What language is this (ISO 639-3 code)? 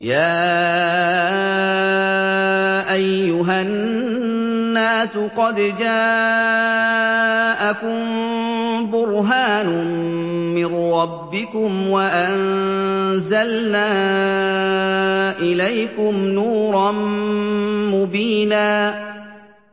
ara